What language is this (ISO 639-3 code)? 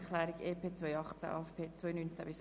gsw